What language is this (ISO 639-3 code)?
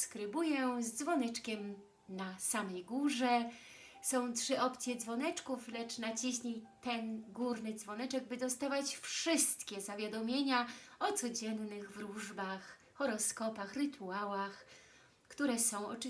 pol